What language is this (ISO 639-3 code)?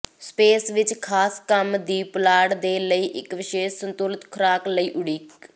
pan